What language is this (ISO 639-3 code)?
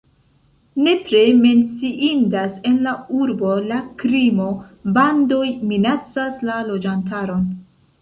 epo